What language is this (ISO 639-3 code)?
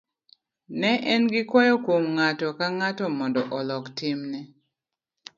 luo